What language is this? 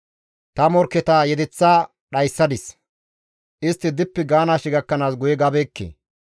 Gamo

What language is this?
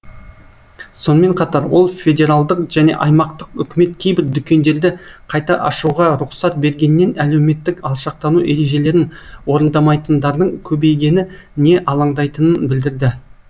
Kazakh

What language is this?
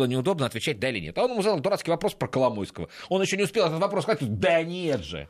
Russian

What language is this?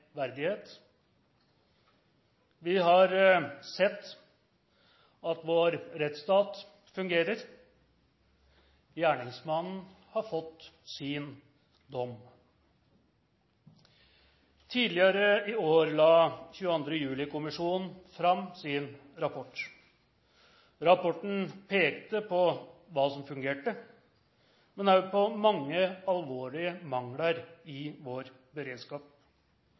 Norwegian Nynorsk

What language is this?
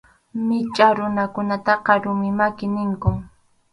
Arequipa-La Unión Quechua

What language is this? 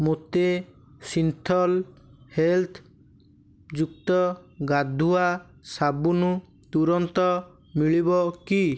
Odia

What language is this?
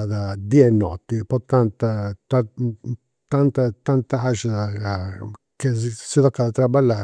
Campidanese Sardinian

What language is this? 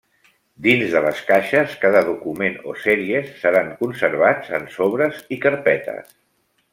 Catalan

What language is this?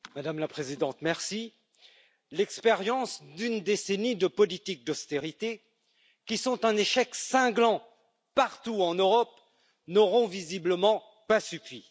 French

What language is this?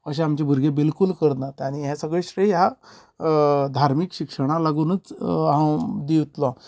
Konkani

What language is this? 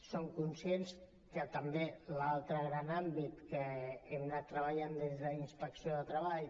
Catalan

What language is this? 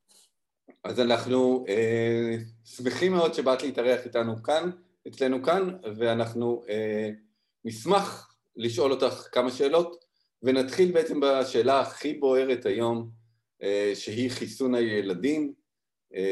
Hebrew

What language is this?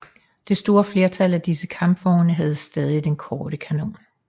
Danish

